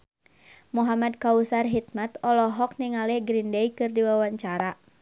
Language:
Sundanese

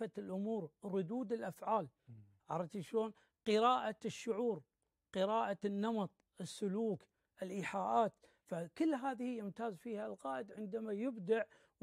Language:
Arabic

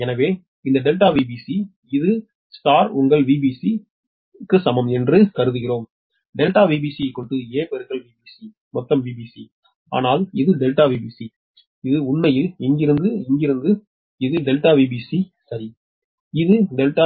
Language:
Tamil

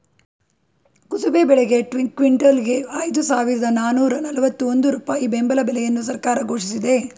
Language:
Kannada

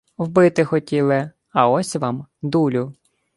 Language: Ukrainian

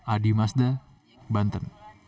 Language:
Indonesian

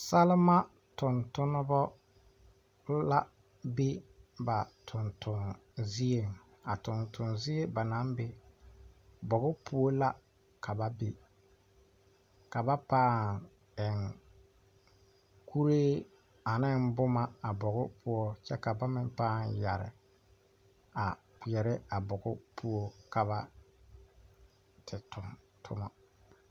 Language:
Southern Dagaare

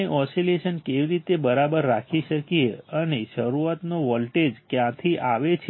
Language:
Gujarati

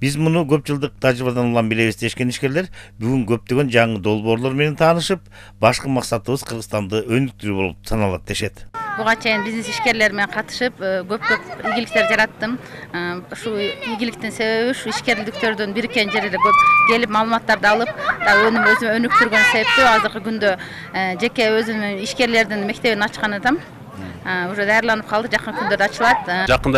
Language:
Turkish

